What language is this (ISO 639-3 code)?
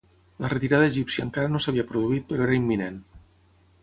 cat